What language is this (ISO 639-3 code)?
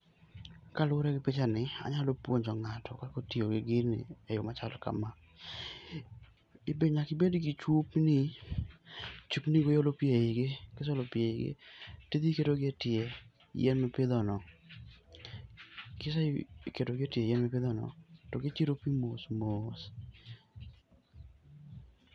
luo